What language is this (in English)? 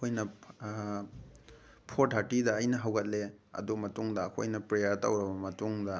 Manipuri